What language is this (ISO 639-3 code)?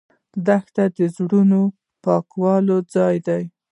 pus